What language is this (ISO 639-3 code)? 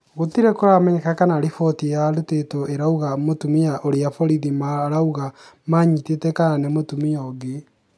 kik